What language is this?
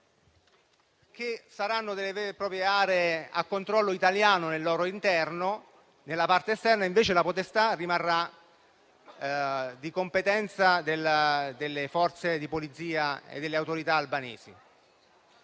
Italian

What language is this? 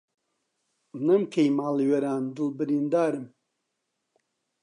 Central Kurdish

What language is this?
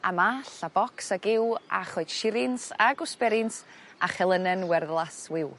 Welsh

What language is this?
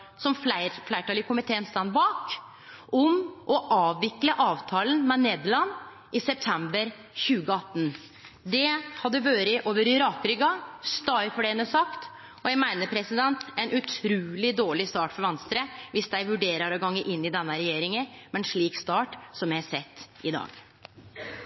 Norwegian Nynorsk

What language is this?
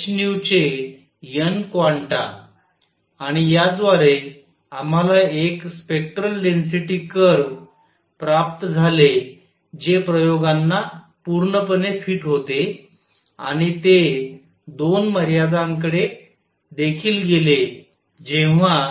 Marathi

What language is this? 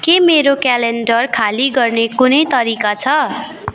Nepali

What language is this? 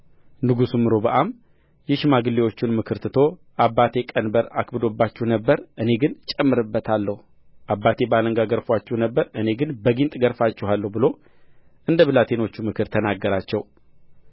Amharic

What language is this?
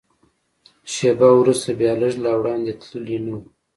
Pashto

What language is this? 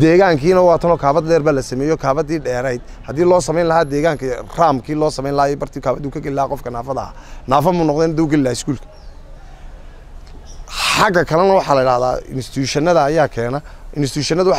Arabic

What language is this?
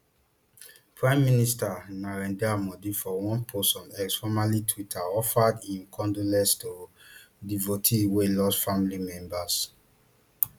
Nigerian Pidgin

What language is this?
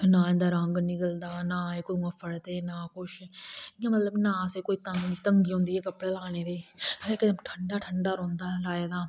Dogri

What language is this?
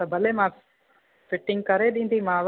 Sindhi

